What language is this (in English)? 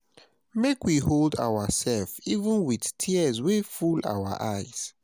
Nigerian Pidgin